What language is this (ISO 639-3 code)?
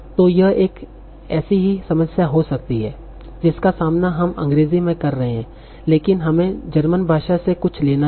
hin